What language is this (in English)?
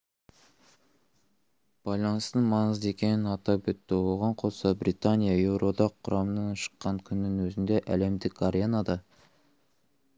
Kazakh